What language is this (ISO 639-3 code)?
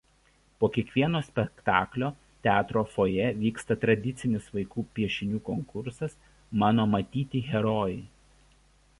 lit